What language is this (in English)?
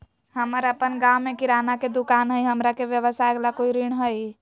Magahi